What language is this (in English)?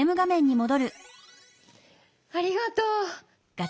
Japanese